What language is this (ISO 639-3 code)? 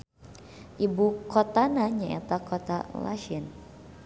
sun